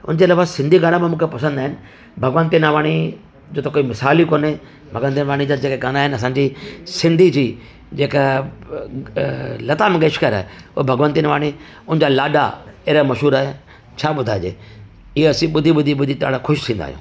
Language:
Sindhi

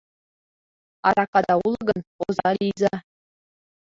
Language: Mari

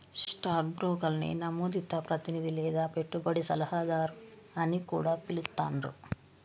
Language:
Telugu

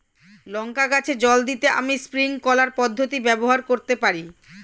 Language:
Bangla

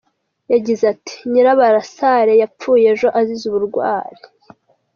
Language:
Kinyarwanda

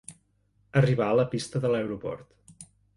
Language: Catalan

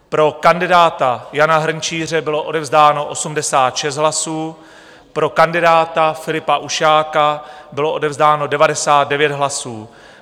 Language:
Czech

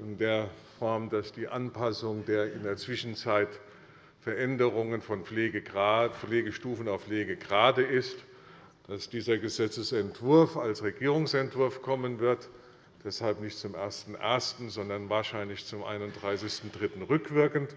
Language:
German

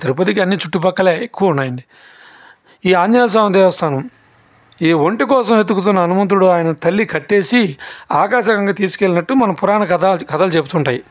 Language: Telugu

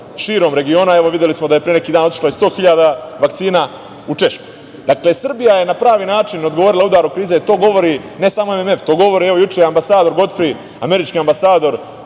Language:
Serbian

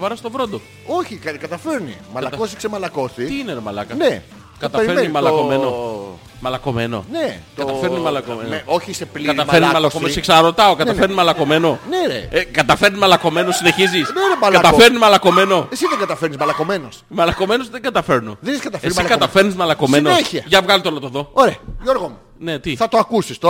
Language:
Greek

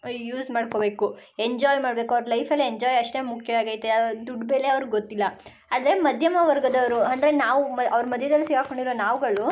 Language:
Kannada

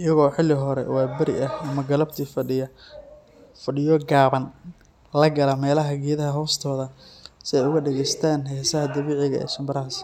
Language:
Somali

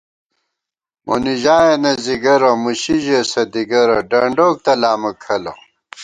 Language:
Gawar-Bati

